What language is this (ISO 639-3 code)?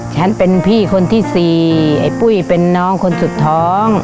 tha